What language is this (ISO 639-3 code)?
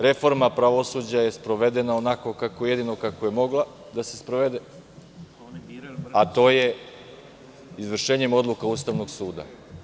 srp